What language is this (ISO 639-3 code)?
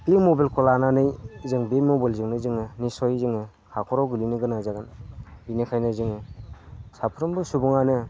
brx